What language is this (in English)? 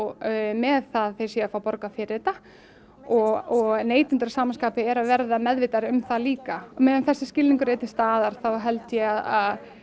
Icelandic